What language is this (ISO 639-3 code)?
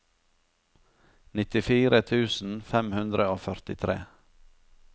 nor